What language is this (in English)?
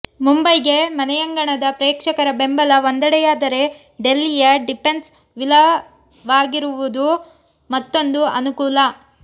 Kannada